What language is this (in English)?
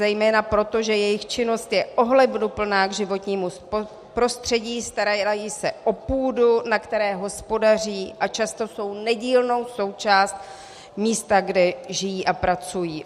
Czech